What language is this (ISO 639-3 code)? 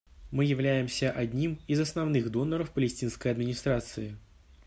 rus